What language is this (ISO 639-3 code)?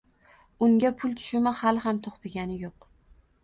uzb